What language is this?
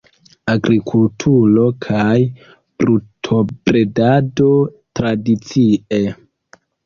Esperanto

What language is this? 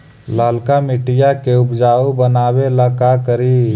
Magahi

